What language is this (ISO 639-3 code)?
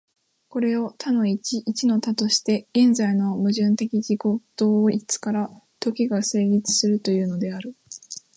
jpn